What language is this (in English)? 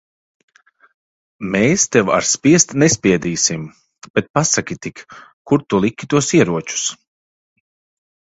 Latvian